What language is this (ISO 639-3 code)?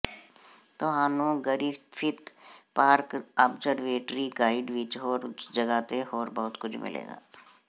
pan